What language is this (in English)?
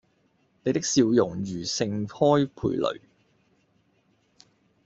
Cantonese